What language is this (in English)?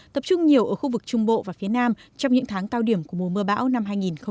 Vietnamese